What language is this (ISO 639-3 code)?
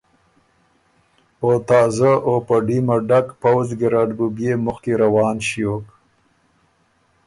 oru